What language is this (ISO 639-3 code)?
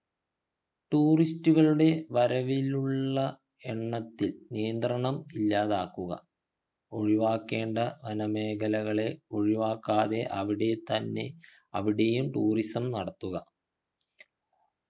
mal